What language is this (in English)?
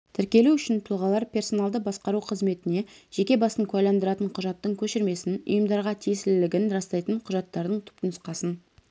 Kazakh